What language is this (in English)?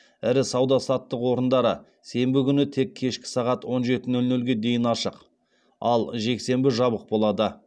Kazakh